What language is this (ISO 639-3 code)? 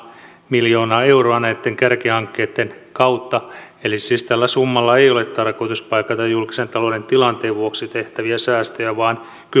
fin